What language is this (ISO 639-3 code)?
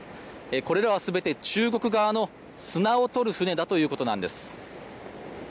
jpn